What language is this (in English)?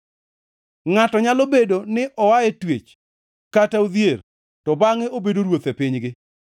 Luo (Kenya and Tanzania)